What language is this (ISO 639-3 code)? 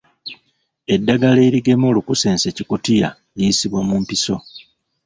lug